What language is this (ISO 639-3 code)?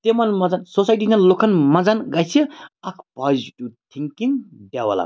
kas